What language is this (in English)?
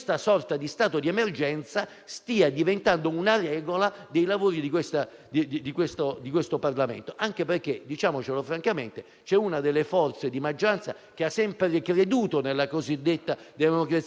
Italian